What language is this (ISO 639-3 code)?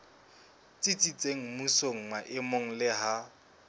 sot